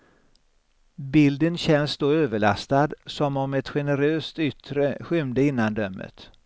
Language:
Swedish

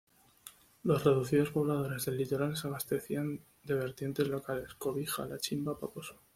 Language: Spanish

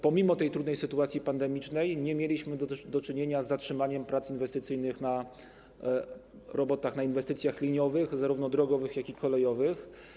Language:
Polish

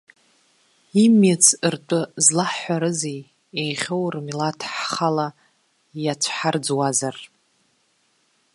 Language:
Abkhazian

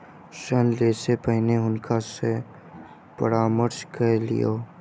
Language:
Maithili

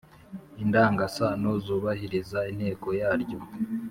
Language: Kinyarwanda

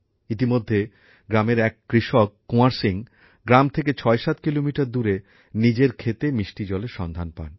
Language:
Bangla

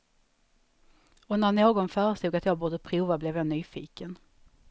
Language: Swedish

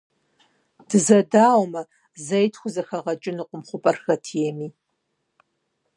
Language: Kabardian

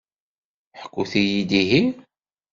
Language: Kabyle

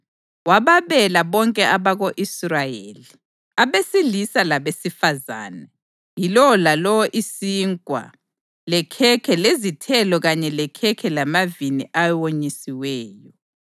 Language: North Ndebele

